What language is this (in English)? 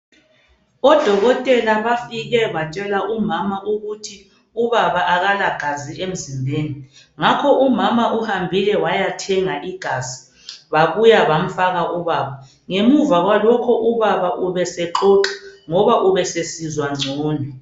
North Ndebele